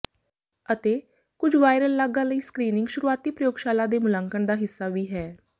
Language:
Punjabi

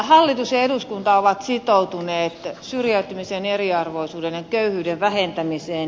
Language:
Finnish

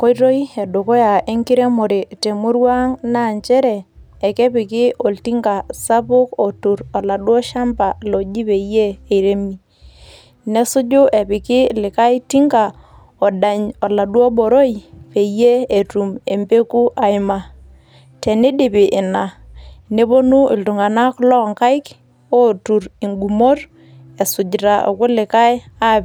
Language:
Masai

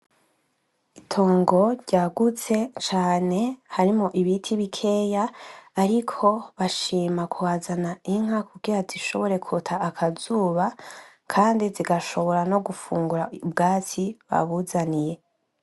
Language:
Rundi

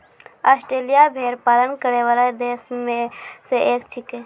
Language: Maithili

